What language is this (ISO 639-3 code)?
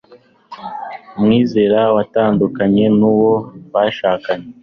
kin